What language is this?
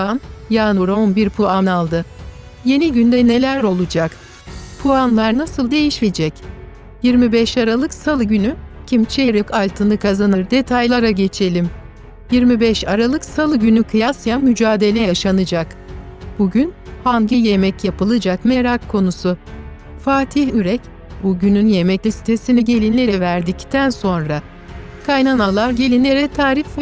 Turkish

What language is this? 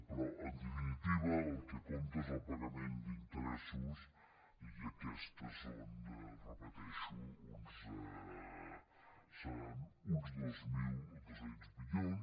Catalan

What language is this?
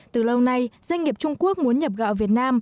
Vietnamese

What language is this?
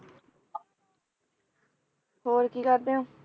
Punjabi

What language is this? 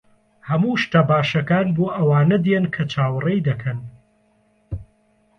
Central Kurdish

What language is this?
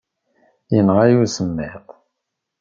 Kabyle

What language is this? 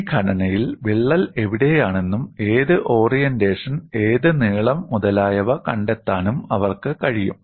Malayalam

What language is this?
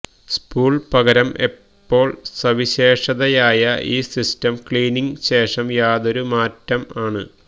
Malayalam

